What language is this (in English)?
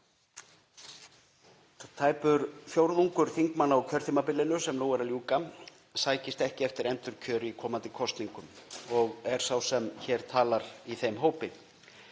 Icelandic